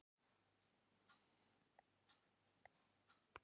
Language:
Icelandic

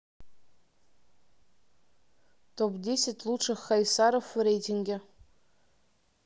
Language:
Russian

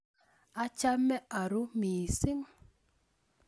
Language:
Kalenjin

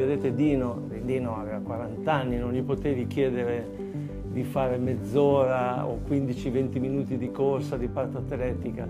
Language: Italian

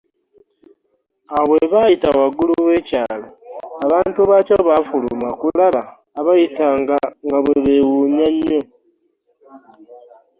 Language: Ganda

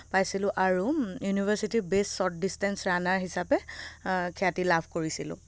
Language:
Assamese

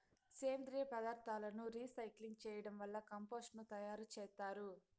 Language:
Telugu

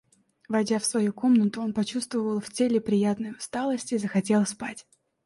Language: Russian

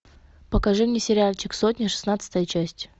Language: Russian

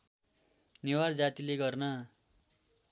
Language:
Nepali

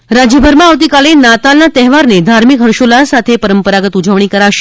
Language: Gujarati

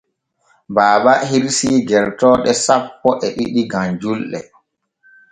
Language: Borgu Fulfulde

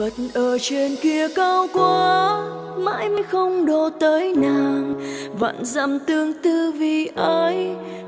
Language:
Vietnamese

